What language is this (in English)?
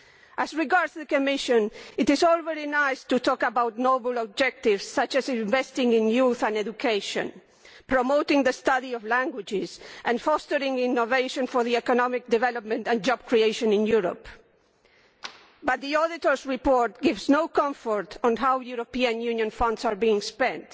English